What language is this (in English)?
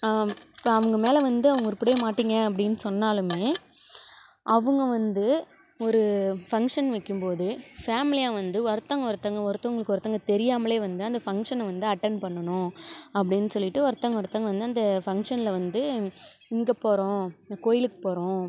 Tamil